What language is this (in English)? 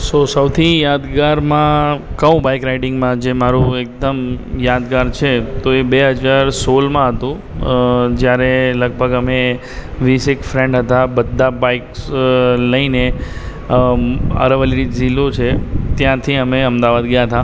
Gujarati